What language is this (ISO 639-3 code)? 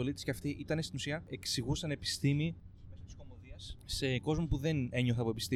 ell